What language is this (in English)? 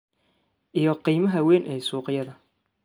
Somali